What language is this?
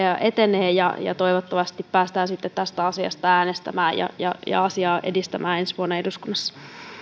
Finnish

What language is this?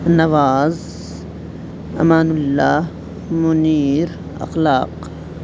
Urdu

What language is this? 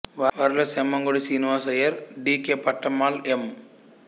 Telugu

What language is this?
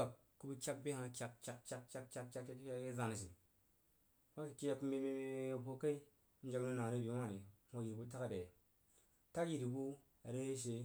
Jiba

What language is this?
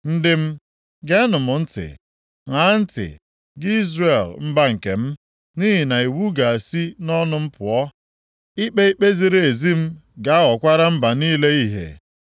Igbo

